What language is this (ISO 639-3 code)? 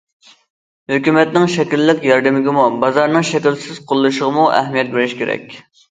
uig